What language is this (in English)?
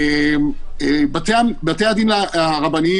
Hebrew